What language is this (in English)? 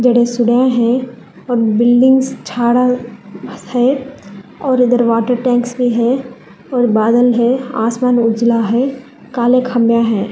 Hindi